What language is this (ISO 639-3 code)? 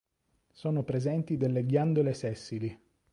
ita